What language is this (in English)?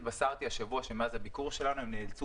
Hebrew